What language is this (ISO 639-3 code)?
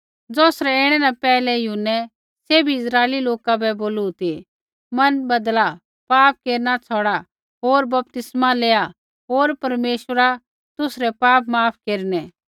kfx